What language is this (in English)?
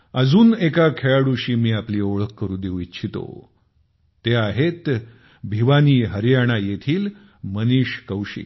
Marathi